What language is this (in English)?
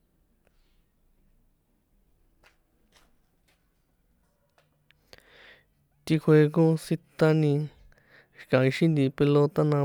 San Juan Atzingo Popoloca